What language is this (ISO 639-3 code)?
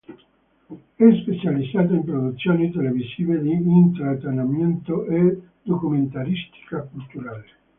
ita